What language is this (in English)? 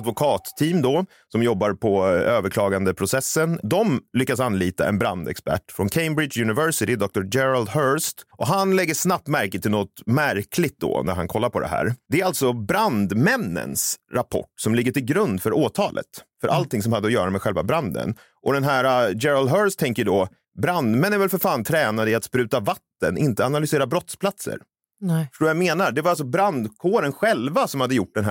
Swedish